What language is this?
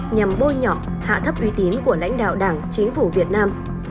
Vietnamese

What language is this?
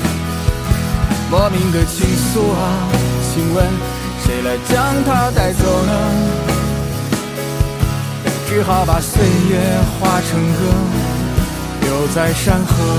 Chinese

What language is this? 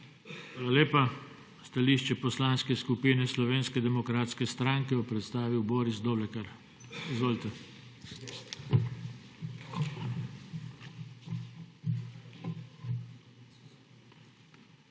Slovenian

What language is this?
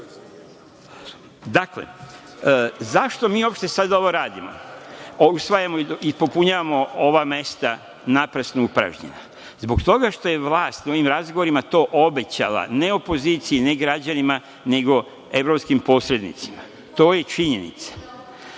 Serbian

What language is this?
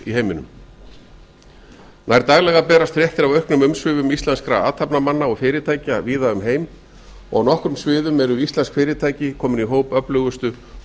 Icelandic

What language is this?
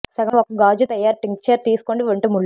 Telugu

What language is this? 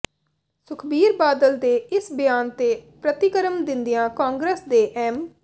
Punjabi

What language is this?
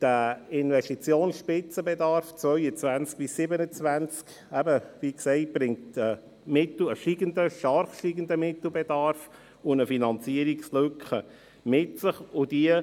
Swiss German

